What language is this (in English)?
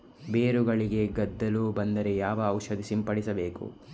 Kannada